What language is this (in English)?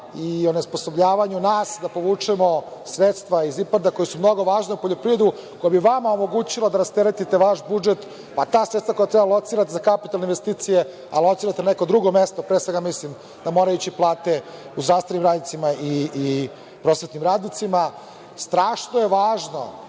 Serbian